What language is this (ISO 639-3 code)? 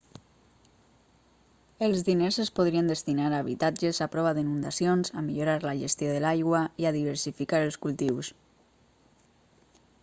cat